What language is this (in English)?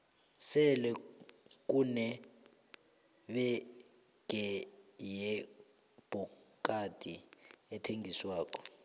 South Ndebele